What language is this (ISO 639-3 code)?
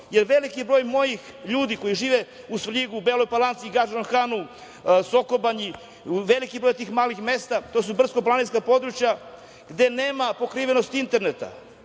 srp